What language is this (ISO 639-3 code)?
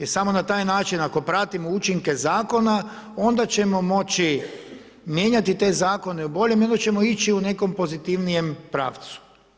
hrv